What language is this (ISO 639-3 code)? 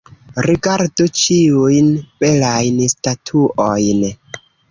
epo